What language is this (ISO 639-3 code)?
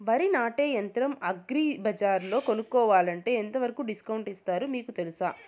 tel